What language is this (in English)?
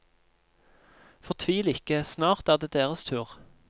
Norwegian